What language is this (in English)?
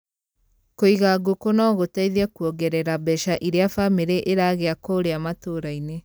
Kikuyu